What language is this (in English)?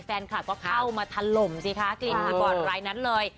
Thai